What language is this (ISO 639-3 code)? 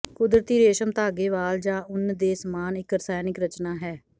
pan